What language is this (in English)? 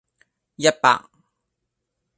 Cantonese